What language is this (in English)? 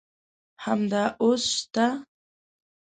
Pashto